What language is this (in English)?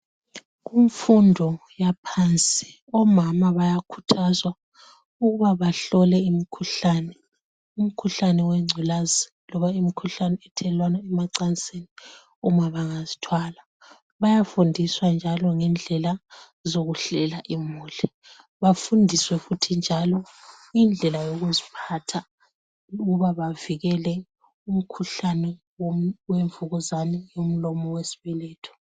North Ndebele